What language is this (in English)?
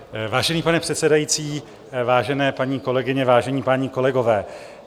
Czech